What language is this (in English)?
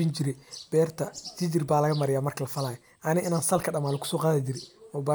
Somali